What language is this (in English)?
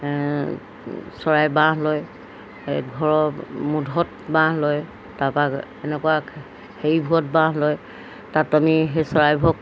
Assamese